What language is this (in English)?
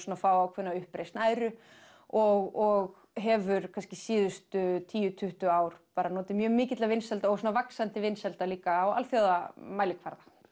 Icelandic